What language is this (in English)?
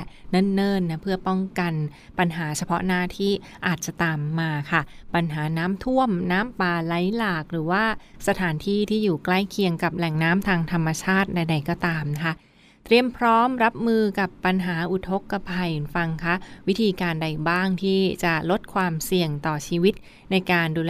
Thai